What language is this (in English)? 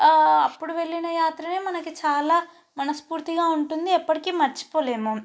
Telugu